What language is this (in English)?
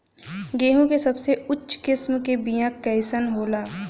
Bhojpuri